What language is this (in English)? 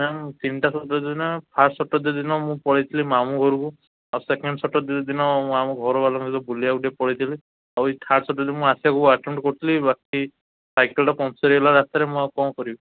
Odia